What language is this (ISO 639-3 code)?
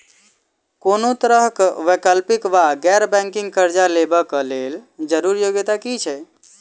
mai